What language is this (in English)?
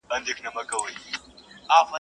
Pashto